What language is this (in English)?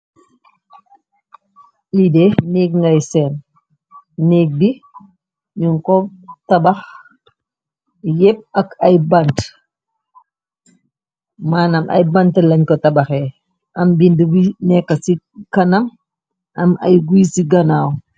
Wolof